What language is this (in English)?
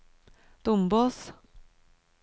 Norwegian